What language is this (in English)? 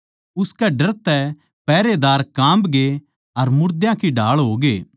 Haryanvi